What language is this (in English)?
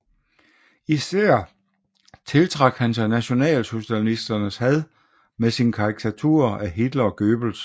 Danish